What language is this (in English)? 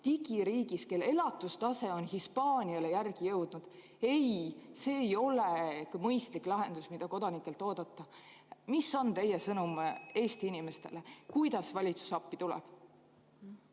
Estonian